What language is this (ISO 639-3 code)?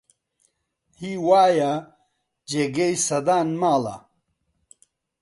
ckb